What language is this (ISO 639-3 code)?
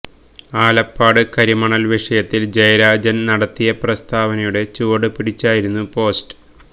mal